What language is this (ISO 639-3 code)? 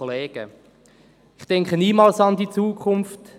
gsw